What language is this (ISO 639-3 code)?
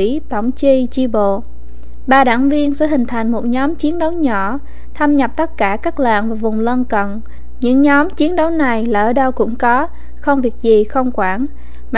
vie